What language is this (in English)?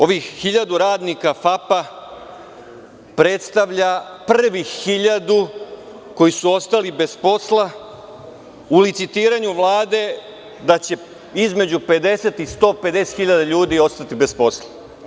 Serbian